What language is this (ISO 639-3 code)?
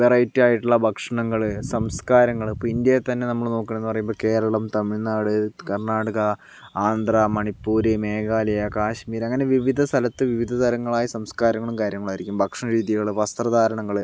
mal